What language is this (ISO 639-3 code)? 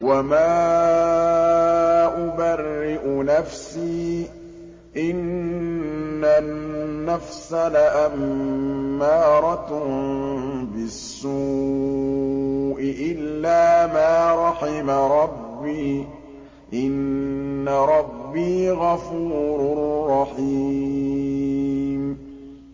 ara